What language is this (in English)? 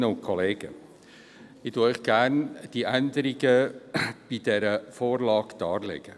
Swiss German